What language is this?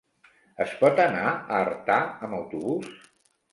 Catalan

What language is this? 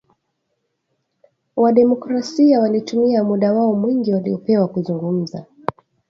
Swahili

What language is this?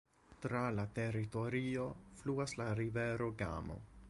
Esperanto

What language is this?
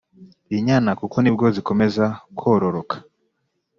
Kinyarwanda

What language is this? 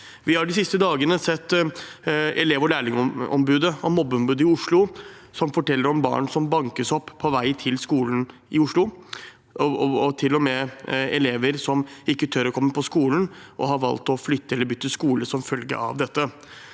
Norwegian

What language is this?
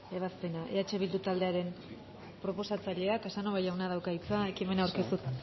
Basque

